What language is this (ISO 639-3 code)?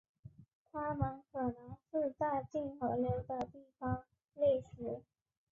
zho